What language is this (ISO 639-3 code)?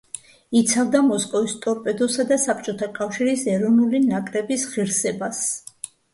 kat